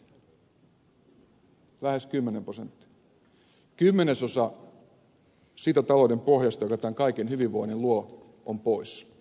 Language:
Finnish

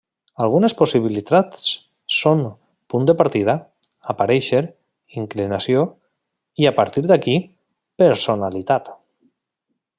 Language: Catalan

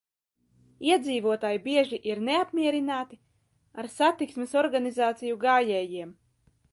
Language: Latvian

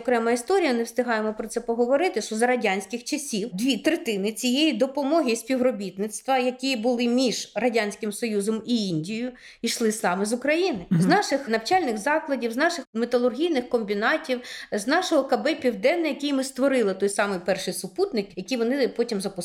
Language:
Ukrainian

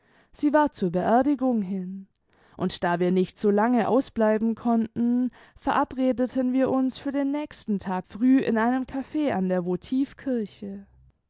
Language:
German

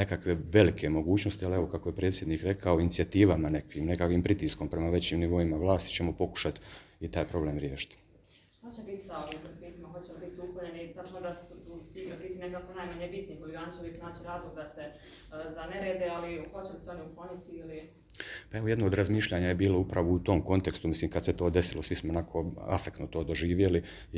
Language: Croatian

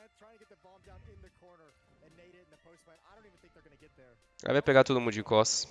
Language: Portuguese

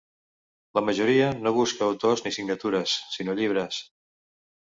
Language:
Catalan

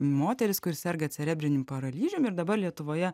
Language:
Lithuanian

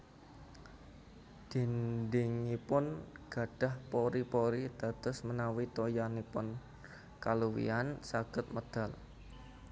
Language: Javanese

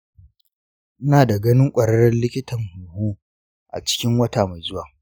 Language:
Hausa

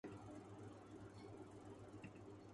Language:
Urdu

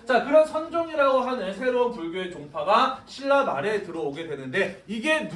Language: Korean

